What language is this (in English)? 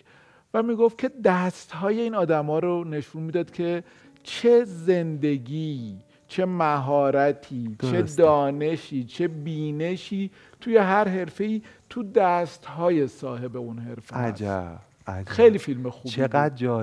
Persian